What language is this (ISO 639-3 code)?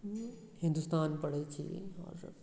mai